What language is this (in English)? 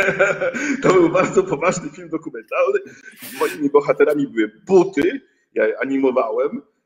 Polish